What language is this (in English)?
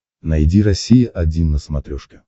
Russian